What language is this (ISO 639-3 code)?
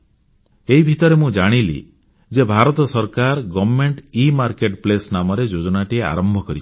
ori